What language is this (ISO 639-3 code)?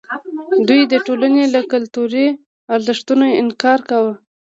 pus